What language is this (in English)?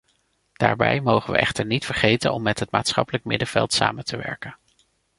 Dutch